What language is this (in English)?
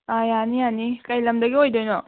Manipuri